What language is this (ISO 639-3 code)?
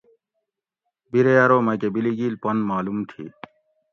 gwc